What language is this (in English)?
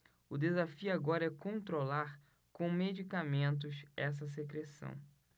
Portuguese